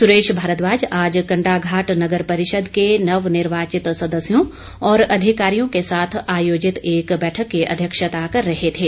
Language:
Hindi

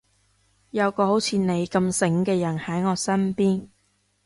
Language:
Cantonese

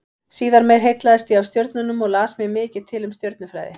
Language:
Icelandic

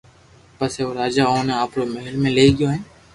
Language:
Loarki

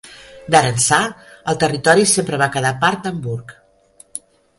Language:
Catalan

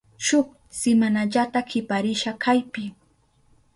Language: Southern Pastaza Quechua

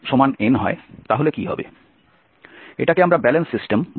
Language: Bangla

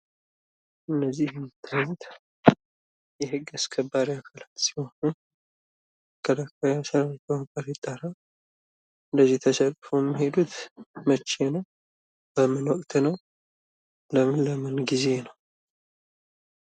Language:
Amharic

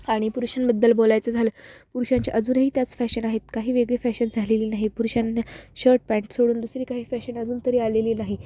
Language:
Marathi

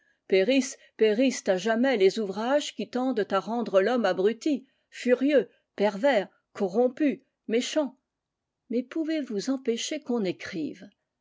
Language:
French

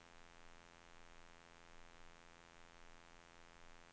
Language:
Swedish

